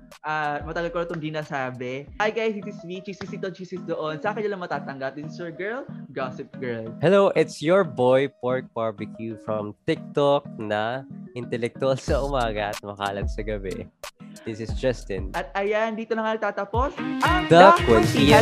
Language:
Filipino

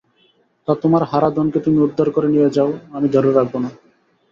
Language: Bangla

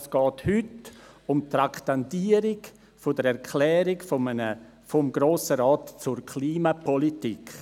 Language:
Swiss German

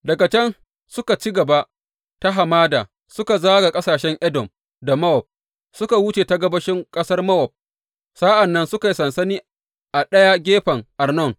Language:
Hausa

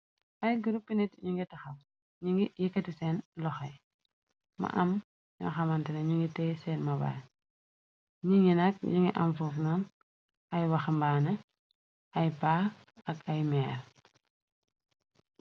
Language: Wolof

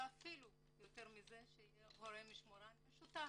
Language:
Hebrew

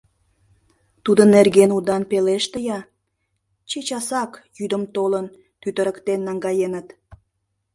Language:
Mari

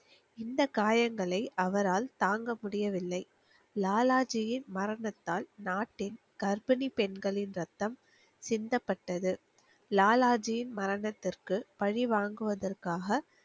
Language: Tamil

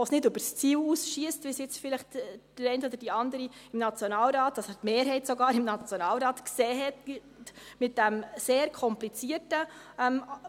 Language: Swiss German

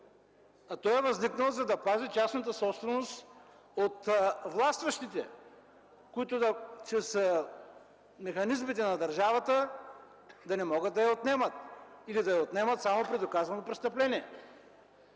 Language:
Bulgarian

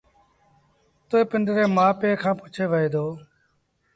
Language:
Sindhi Bhil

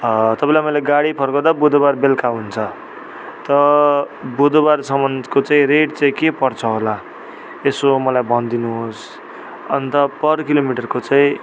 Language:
Nepali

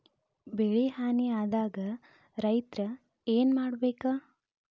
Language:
Kannada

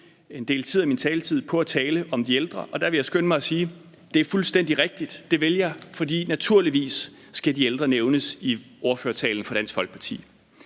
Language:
Danish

